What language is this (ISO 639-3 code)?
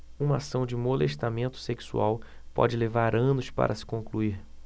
por